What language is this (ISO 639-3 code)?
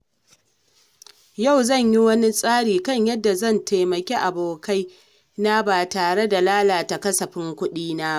hau